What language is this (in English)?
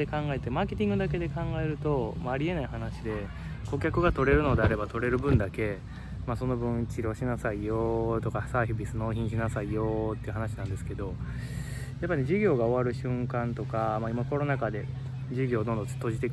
Japanese